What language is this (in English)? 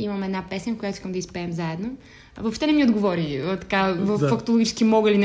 Bulgarian